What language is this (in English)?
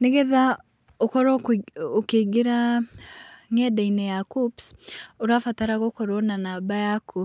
Kikuyu